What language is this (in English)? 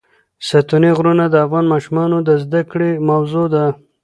Pashto